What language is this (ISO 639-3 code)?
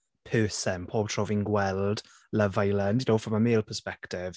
cym